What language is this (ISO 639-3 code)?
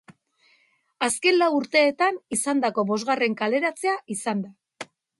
eus